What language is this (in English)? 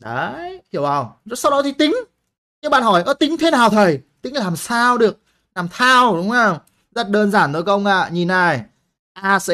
Vietnamese